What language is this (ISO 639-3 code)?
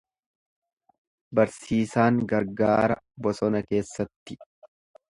orm